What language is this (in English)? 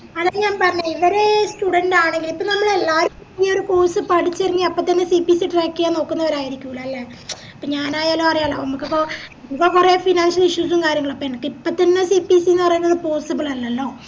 Malayalam